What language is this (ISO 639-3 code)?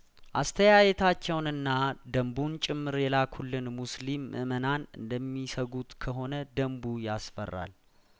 amh